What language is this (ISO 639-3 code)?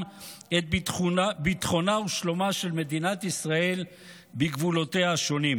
heb